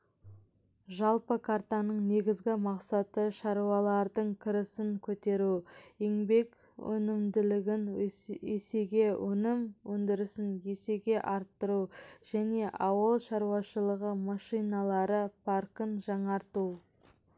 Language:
Kazakh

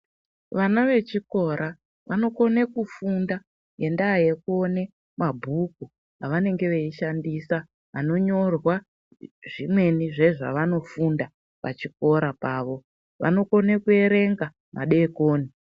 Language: Ndau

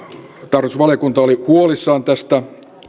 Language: Finnish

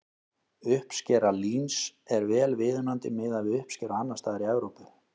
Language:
Icelandic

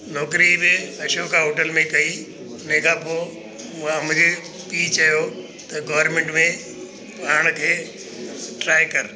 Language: Sindhi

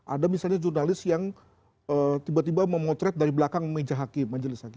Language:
Indonesian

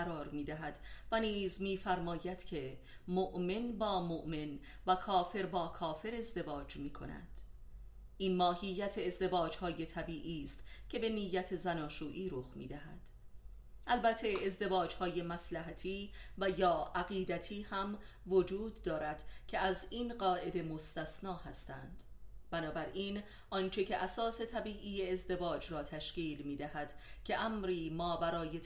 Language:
Persian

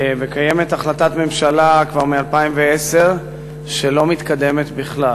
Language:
Hebrew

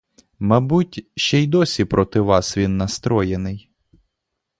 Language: Ukrainian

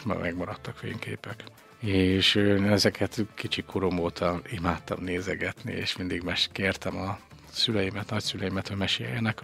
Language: Hungarian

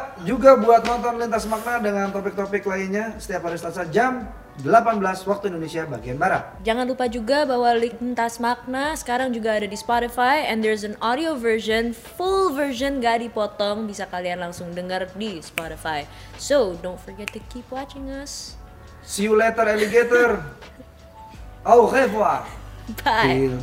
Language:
Indonesian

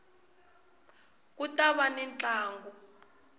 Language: Tsonga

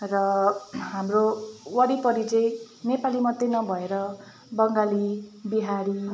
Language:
Nepali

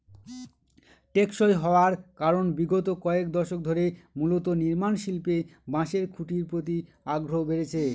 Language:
Bangla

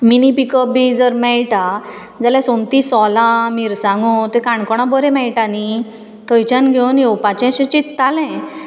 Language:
Konkani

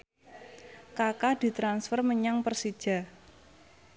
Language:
Javanese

